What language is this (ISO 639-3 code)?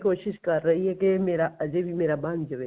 pan